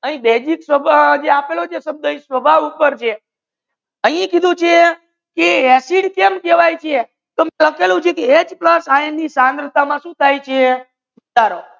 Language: Gujarati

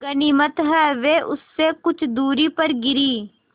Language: Hindi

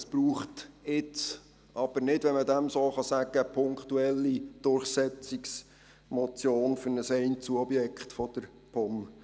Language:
Swiss German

